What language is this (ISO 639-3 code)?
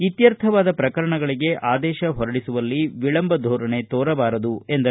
kan